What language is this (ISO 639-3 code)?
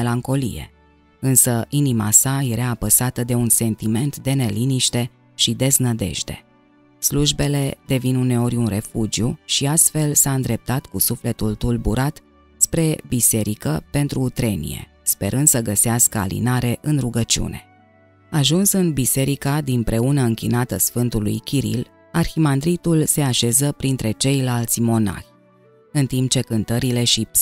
ron